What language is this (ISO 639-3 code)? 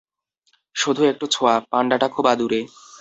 ben